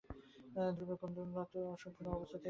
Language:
Bangla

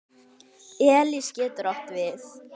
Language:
Icelandic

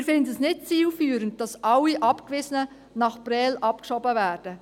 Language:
Swiss German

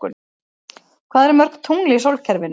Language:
Icelandic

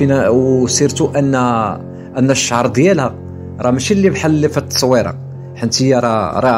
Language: Arabic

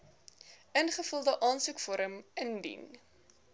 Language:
Afrikaans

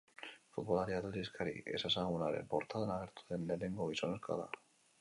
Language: Basque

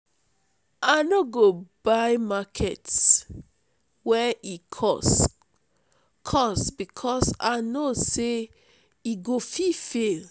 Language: Nigerian Pidgin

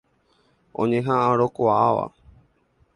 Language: Guarani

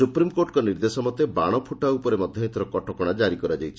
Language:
Odia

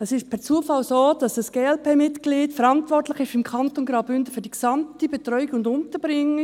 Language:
Swiss German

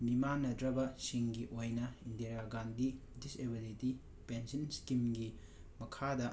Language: Manipuri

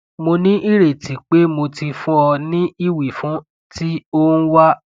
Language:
Yoruba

